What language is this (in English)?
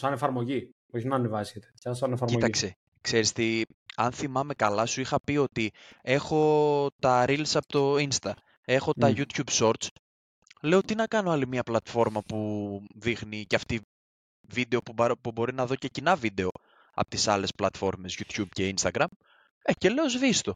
Greek